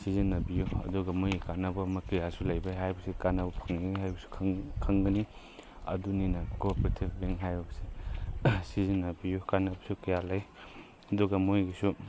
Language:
Manipuri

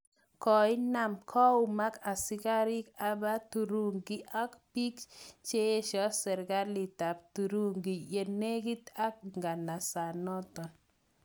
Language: Kalenjin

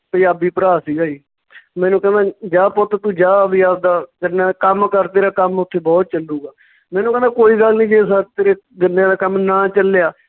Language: Punjabi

